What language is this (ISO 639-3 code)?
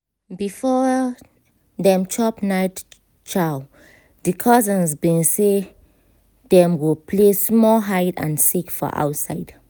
pcm